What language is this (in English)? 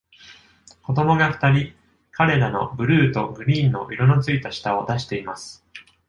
Japanese